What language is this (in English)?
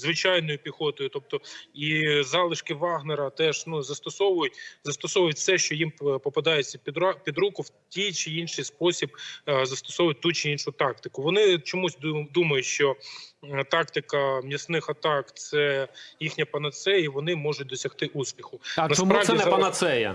Ukrainian